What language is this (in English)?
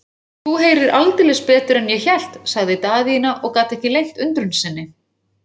Icelandic